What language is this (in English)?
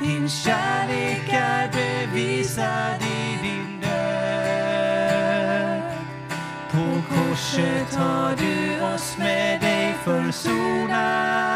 Swedish